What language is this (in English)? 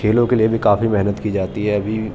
Urdu